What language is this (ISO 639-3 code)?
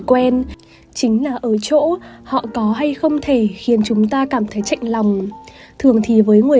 vie